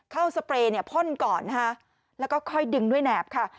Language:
Thai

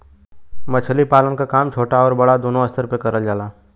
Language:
Bhojpuri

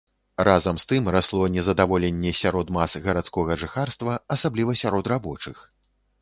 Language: Belarusian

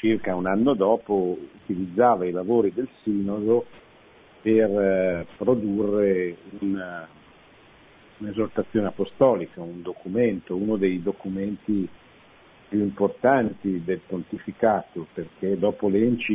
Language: Italian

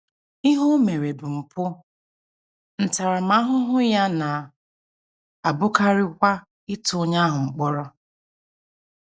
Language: Igbo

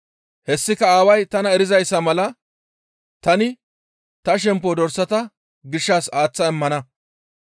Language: Gamo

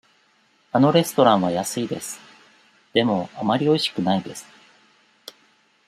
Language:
Japanese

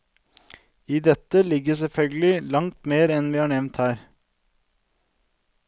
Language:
Norwegian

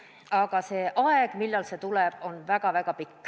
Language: Estonian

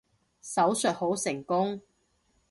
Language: Cantonese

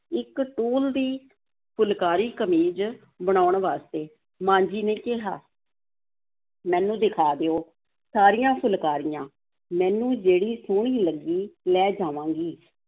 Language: Punjabi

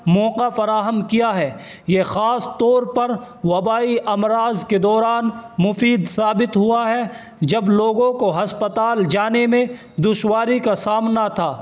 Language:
Urdu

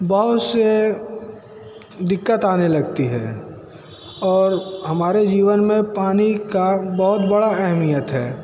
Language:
Hindi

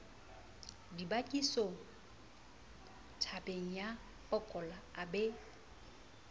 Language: Southern Sotho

